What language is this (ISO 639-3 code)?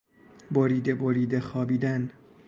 fas